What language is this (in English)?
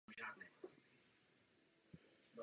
Czech